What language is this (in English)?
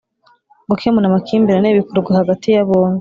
Kinyarwanda